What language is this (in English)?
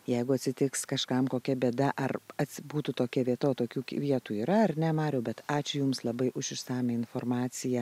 Lithuanian